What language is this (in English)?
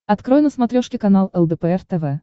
Russian